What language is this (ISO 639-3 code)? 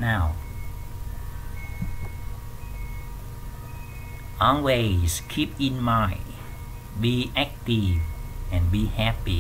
vie